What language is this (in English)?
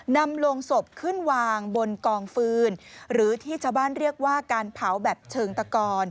Thai